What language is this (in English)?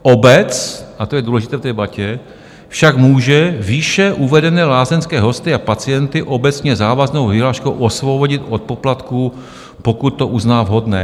Czech